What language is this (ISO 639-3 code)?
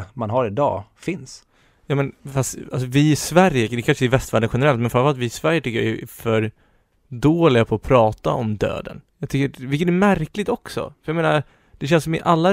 swe